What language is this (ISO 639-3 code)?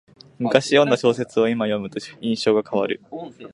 jpn